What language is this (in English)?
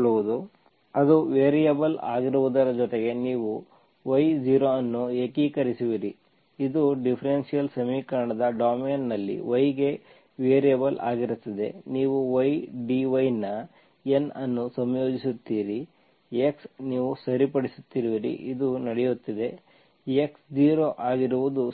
Kannada